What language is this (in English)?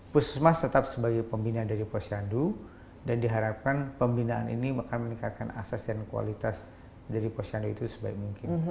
Indonesian